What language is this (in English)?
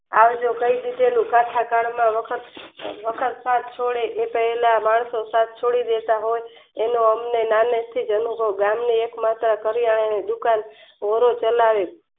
Gujarati